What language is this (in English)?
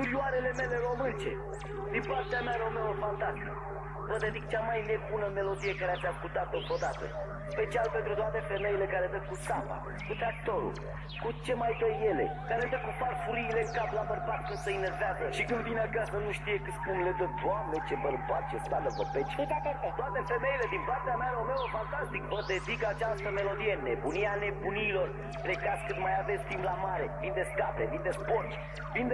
Romanian